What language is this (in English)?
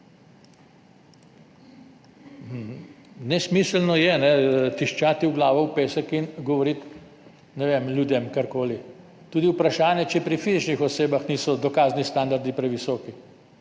Slovenian